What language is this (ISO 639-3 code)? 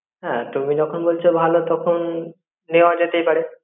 ben